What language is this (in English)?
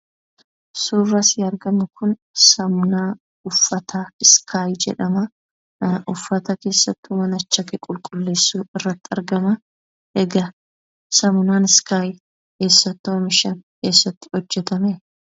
Oromo